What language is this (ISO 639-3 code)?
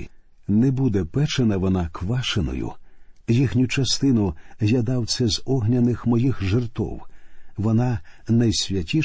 ukr